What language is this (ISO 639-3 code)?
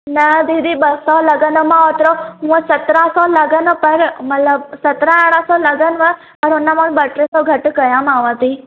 snd